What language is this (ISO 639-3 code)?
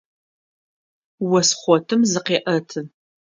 ady